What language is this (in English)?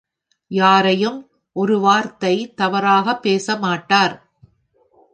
Tamil